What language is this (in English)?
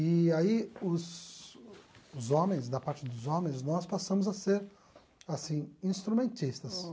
Portuguese